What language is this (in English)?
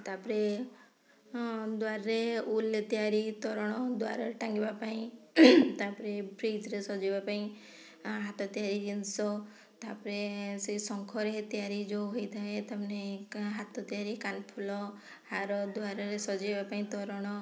Odia